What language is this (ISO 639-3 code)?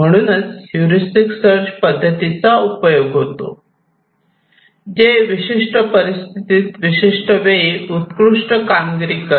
mar